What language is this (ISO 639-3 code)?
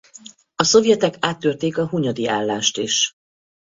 hun